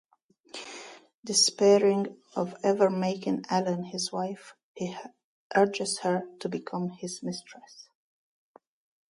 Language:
English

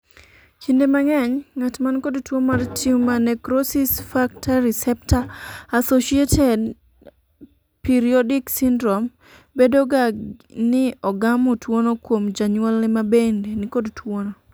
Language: Luo (Kenya and Tanzania)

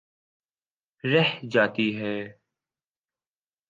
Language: Urdu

